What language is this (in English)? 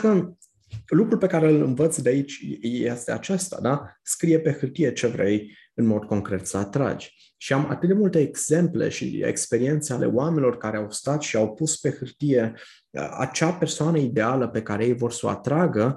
Romanian